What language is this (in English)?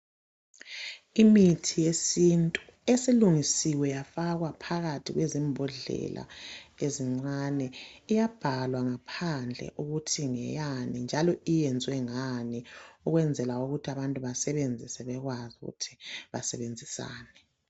North Ndebele